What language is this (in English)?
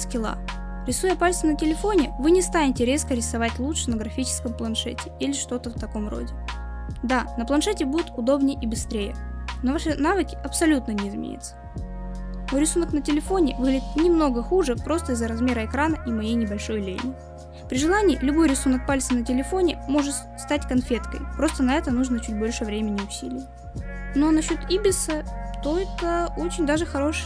Russian